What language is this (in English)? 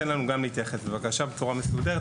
Hebrew